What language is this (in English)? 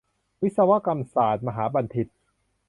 Thai